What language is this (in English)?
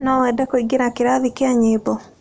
Kikuyu